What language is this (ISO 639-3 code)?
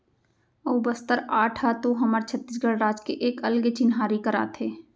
hne